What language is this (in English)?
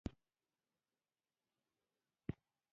Pashto